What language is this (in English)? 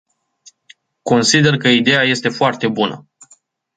Romanian